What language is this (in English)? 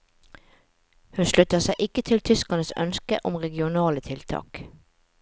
Norwegian